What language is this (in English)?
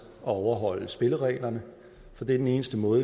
Danish